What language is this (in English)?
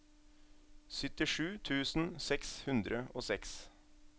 Norwegian